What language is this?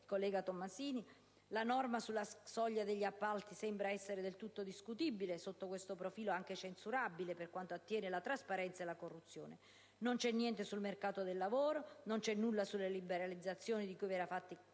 Italian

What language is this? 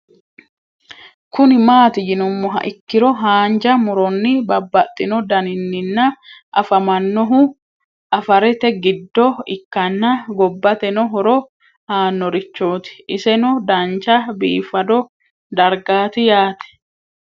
Sidamo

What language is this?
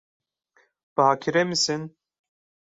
Turkish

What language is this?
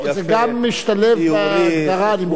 Hebrew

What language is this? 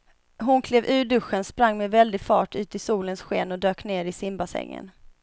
Swedish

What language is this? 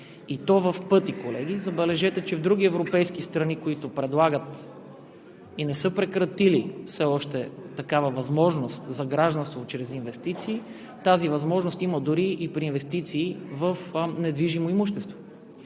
Bulgarian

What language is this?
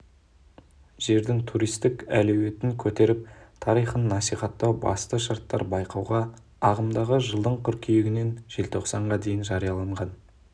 Kazakh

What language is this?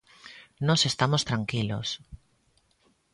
Galician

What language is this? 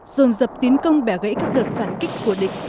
Vietnamese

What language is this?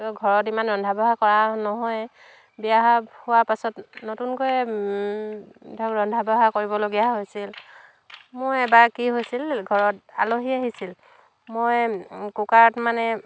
Assamese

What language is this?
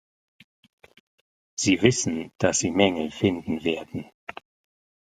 German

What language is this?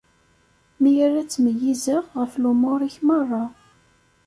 Kabyle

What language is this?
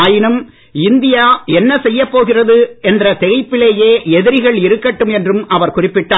Tamil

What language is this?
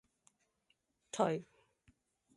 Cantonese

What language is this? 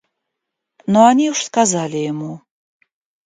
Russian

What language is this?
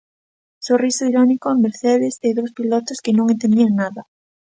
Galician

